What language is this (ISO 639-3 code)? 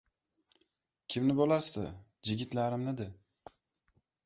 uzb